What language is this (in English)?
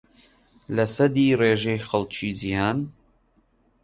Central Kurdish